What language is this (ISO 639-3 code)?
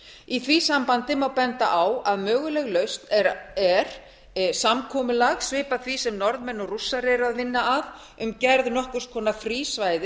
isl